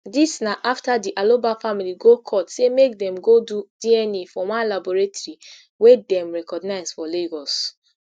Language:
Nigerian Pidgin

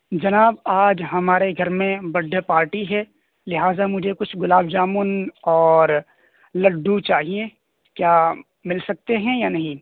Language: Urdu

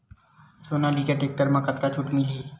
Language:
Chhattisgarhi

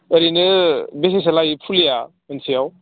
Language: Bodo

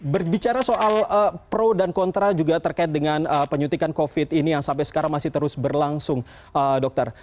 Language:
Indonesian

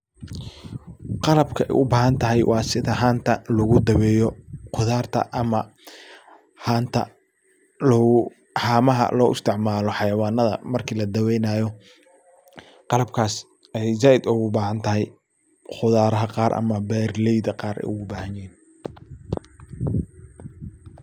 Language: Somali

